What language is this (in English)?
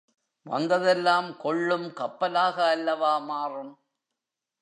Tamil